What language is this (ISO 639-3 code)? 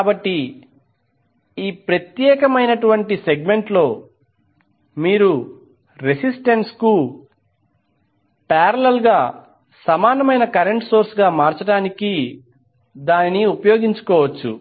tel